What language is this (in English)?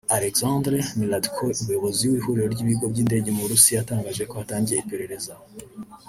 Kinyarwanda